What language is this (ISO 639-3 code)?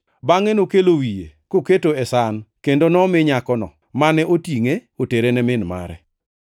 luo